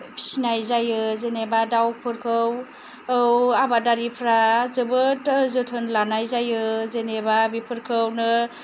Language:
Bodo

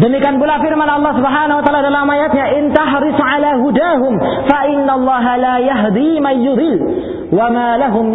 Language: Malay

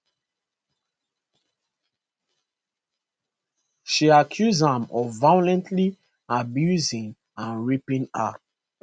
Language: Nigerian Pidgin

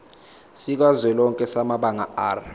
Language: Zulu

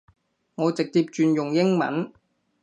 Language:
Cantonese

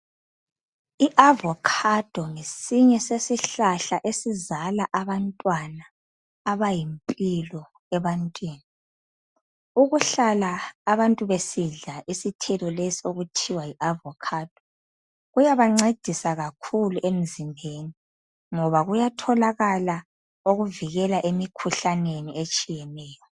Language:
North Ndebele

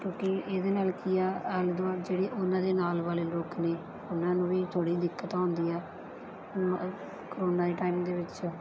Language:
Punjabi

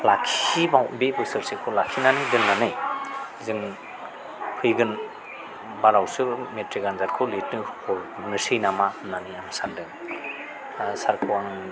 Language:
Bodo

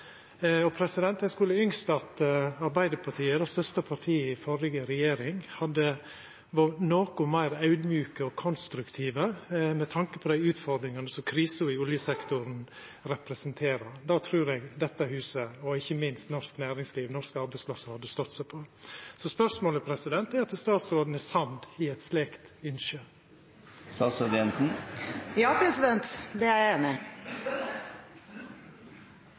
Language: Norwegian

